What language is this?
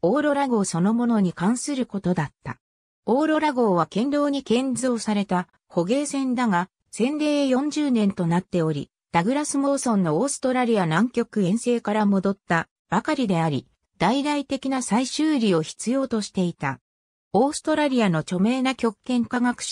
Japanese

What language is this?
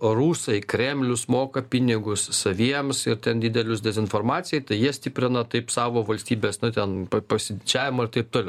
Lithuanian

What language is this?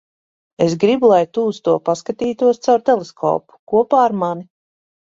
Latvian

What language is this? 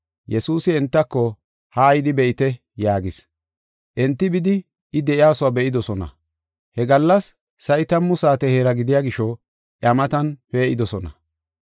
Gofa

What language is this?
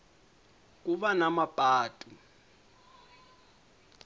Tsonga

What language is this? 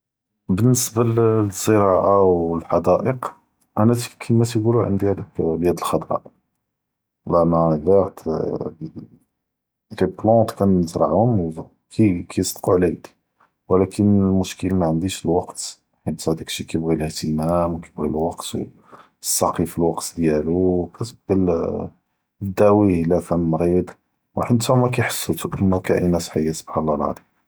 Judeo-Arabic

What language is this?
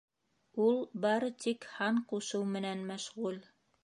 Bashkir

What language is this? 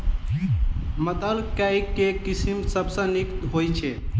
Maithili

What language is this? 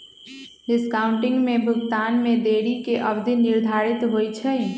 Magahi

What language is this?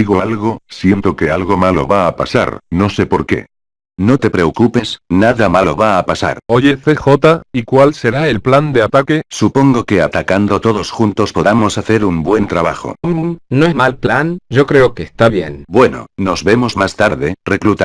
Spanish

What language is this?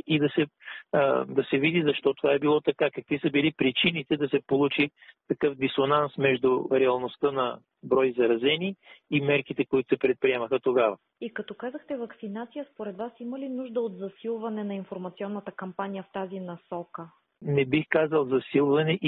Bulgarian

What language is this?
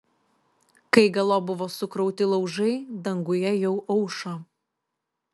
Lithuanian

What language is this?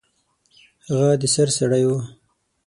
Pashto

